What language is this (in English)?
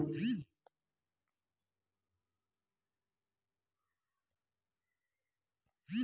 Telugu